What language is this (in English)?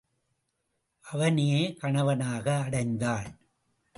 Tamil